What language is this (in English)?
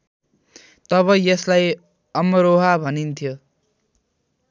Nepali